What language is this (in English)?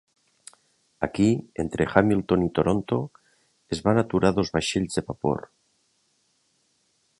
Catalan